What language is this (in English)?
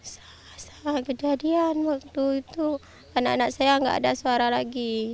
Indonesian